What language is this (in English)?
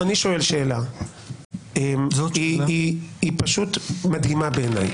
Hebrew